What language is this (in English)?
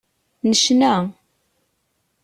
Kabyle